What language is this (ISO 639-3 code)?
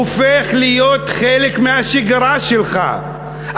heb